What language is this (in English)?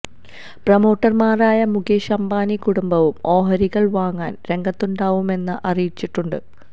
Malayalam